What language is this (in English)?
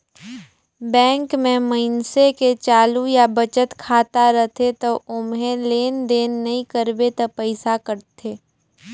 Chhattisgarhi